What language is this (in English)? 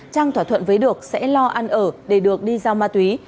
Vietnamese